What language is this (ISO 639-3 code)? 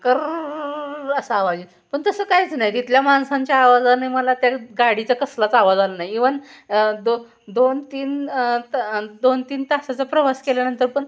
mar